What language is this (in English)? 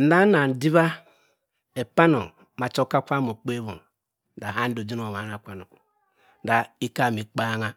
Cross River Mbembe